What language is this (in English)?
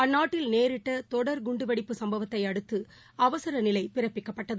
Tamil